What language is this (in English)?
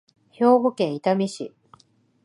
Japanese